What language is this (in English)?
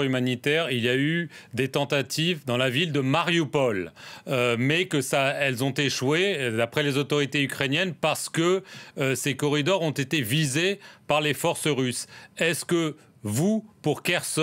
French